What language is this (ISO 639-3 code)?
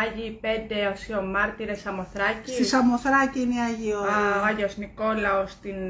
ell